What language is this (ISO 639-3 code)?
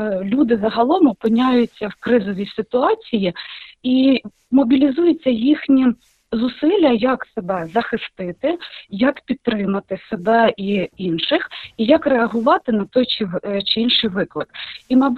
ukr